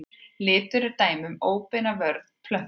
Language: Icelandic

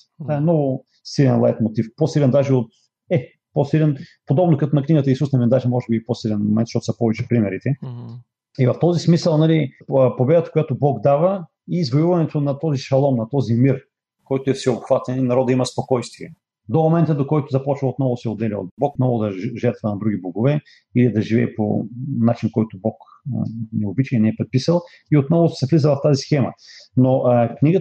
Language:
Bulgarian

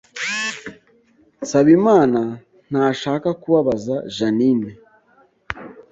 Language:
Kinyarwanda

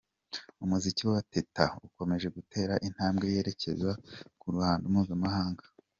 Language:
Kinyarwanda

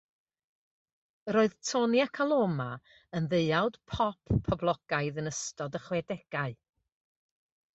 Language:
Welsh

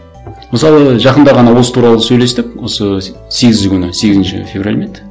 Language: Kazakh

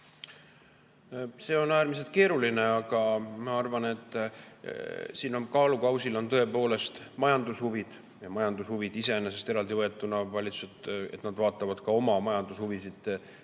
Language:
Estonian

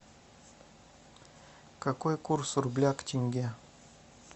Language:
Russian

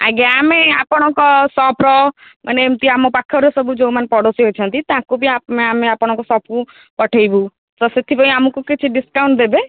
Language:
Odia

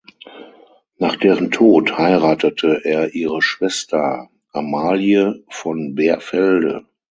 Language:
German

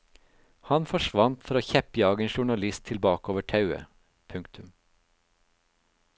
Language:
Norwegian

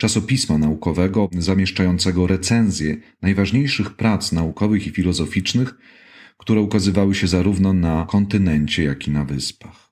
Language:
Polish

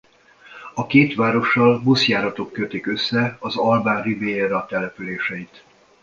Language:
Hungarian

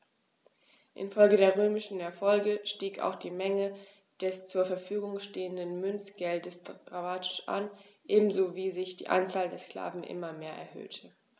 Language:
German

